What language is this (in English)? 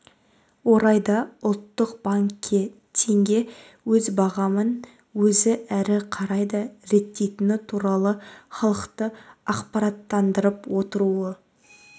Kazakh